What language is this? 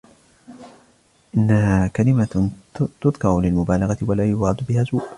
Arabic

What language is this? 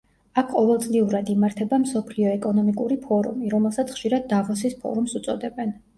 Georgian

